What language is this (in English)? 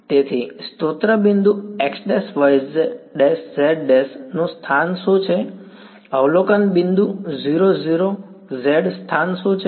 Gujarati